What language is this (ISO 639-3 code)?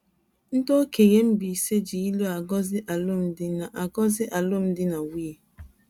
ibo